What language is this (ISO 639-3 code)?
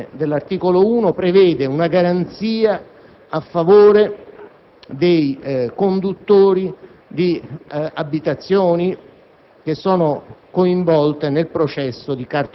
ita